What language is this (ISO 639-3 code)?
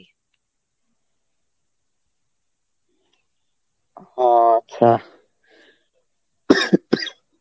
ben